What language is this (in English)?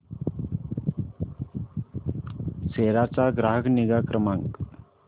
Marathi